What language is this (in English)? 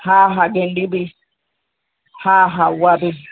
Sindhi